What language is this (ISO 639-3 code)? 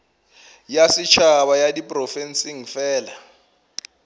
nso